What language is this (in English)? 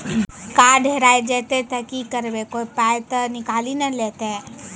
Maithili